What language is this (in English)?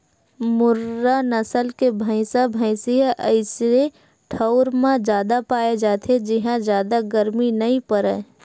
Chhattisgarhi